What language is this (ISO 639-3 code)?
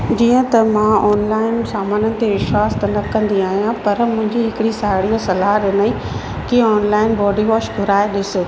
snd